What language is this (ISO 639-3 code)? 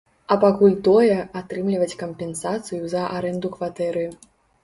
bel